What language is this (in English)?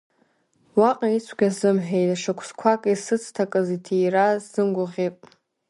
Abkhazian